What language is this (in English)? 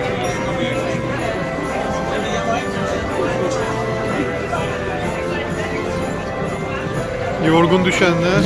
Turkish